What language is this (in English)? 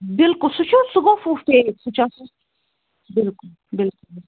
Kashmiri